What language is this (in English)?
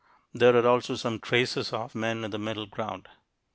English